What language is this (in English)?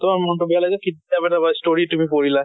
Assamese